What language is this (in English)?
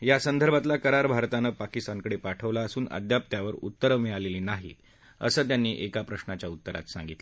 Marathi